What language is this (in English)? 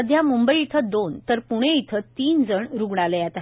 Marathi